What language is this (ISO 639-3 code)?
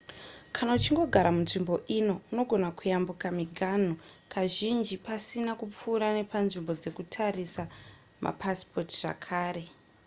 sna